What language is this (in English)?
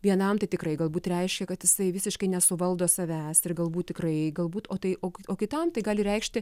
Lithuanian